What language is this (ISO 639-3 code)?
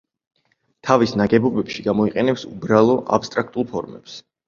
kat